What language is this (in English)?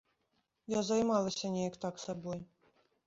Belarusian